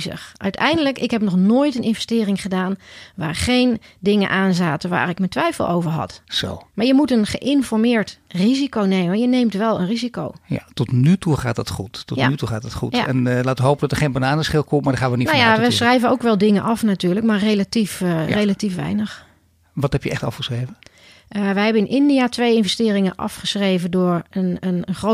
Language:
Dutch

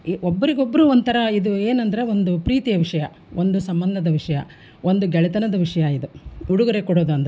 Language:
Kannada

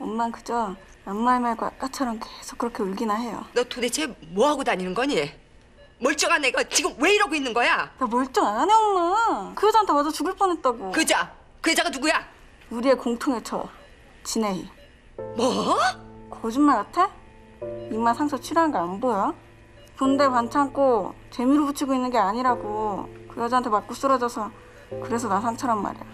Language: Korean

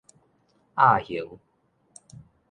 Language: Min Nan Chinese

